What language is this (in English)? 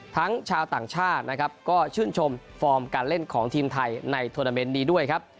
Thai